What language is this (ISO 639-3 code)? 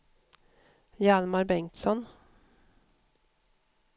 swe